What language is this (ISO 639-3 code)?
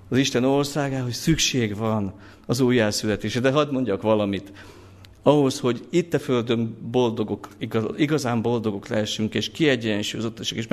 hun